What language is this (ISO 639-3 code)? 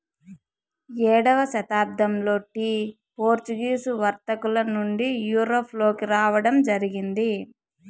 tel